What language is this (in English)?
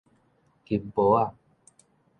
Min Nan Chinese